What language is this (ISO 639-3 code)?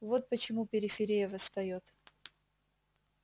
rus